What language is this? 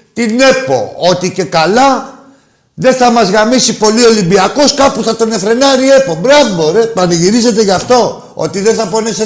Greek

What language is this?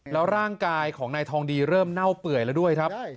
Thai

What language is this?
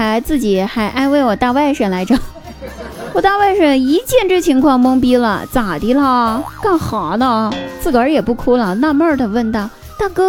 Chinese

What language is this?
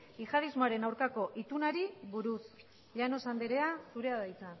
Basque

